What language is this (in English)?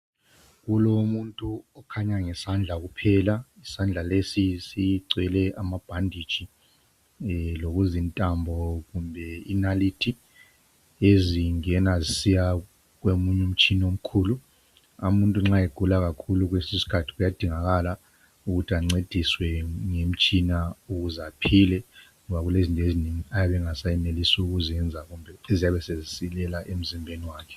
North Ndebele